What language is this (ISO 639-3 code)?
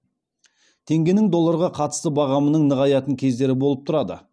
kaz